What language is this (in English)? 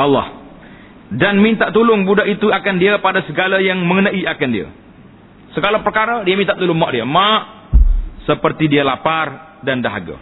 Malay